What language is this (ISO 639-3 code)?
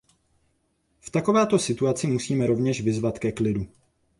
ces